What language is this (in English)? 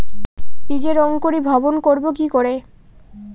Bangla